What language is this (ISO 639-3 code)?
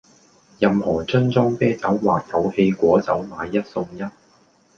yue